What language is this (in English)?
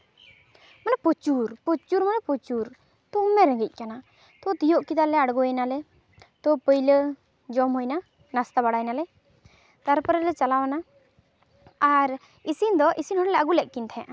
Santali